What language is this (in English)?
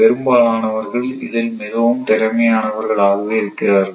Tamil